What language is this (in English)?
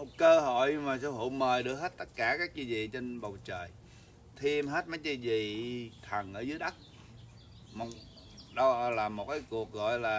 Vietnamese